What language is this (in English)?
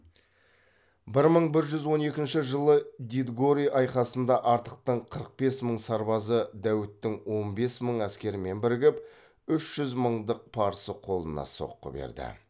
Kazakh